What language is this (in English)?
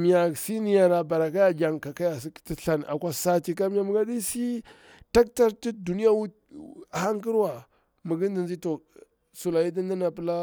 Bura-Pabir